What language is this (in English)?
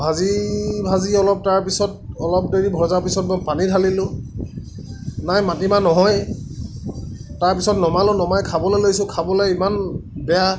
Assamese